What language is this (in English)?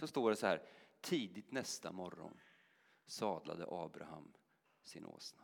Swedish